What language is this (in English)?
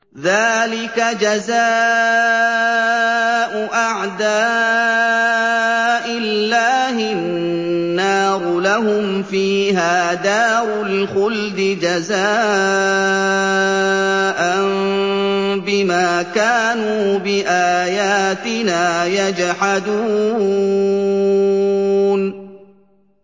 Arabic